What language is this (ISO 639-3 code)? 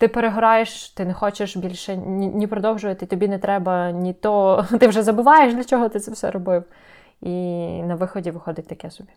ukr